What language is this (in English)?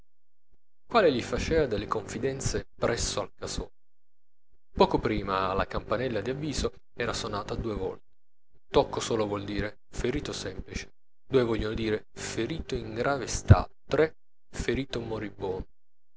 Italian